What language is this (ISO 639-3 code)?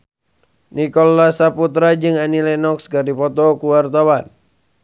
sun